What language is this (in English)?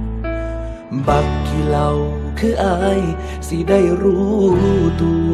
Thai